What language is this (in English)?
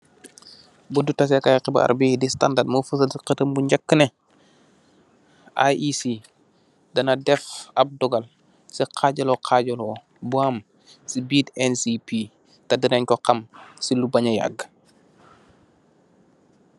Wolof